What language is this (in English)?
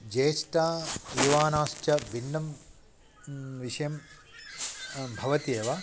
Sanskrit